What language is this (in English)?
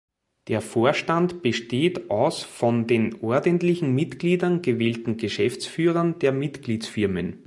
German